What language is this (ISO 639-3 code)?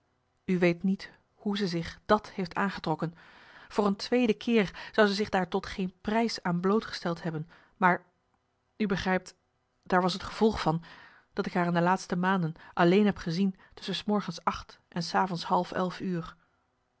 nld